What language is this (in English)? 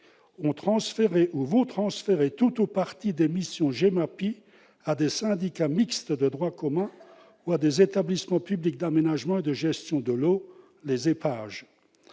French